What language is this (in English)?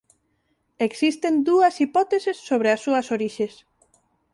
Galician